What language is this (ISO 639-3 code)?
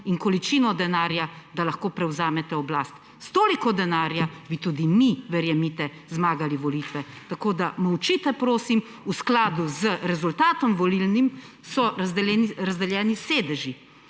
slv